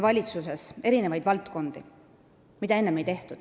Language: Estonian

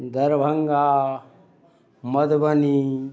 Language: Maithili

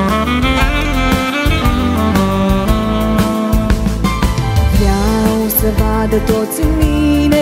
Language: Romanian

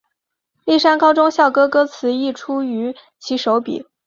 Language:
Chinese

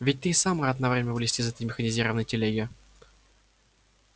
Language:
Russian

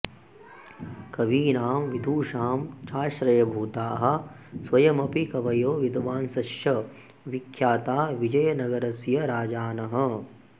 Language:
Sanskrit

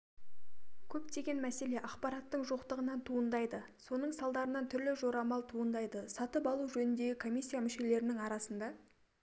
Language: Kazakh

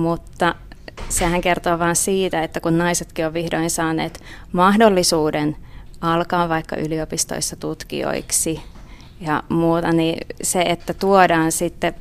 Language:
Finnish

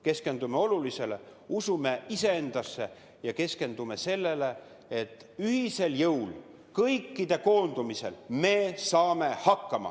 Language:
Estonian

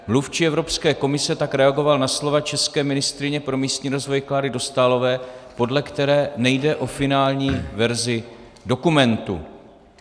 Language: Czech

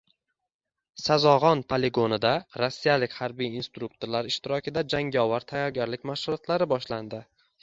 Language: Uzbek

